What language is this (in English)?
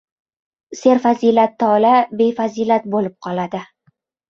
Uzbek